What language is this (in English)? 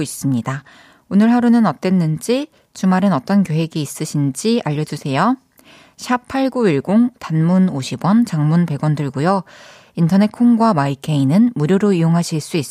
Korean